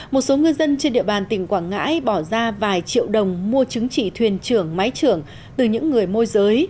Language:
Vietnamese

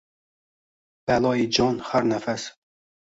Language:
Uzbek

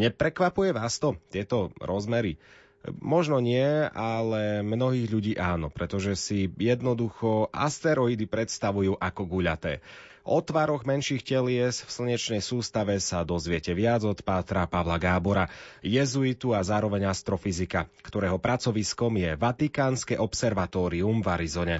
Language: Slovak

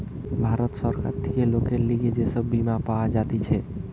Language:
Bangla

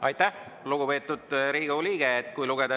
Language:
Estonian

